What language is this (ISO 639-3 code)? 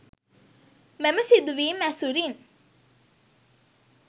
sin